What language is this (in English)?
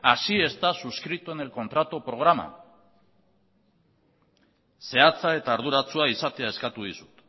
Basque